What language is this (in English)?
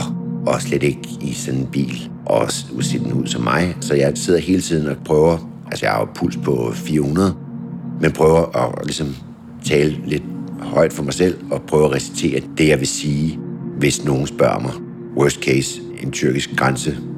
Danish